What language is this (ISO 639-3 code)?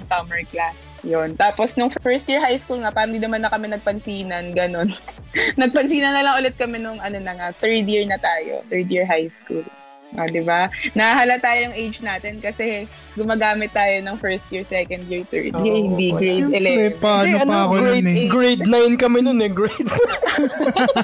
fil